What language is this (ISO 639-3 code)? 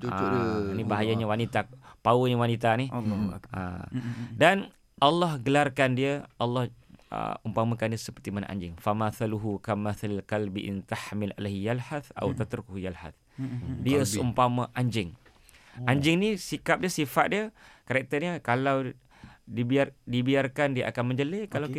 msa